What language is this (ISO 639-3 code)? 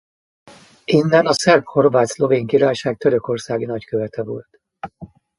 hun